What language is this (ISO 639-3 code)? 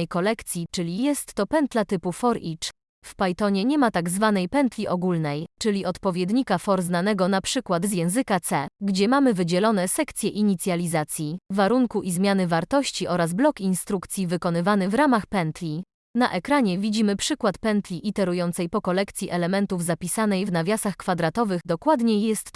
pol